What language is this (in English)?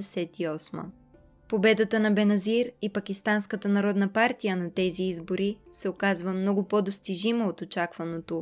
Bulgarian